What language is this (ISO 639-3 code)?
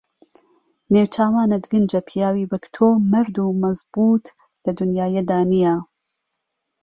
ckb